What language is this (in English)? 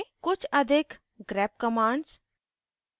Hindi